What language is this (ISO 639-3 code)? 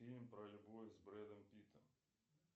rus